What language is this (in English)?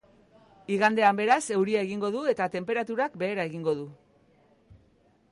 Basque